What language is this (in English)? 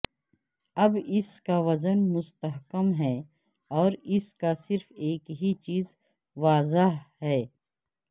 Urdu